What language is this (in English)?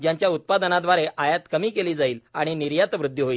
Marathi